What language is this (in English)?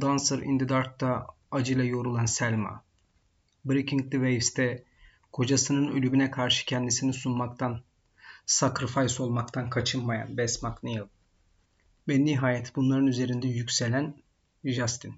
Turkish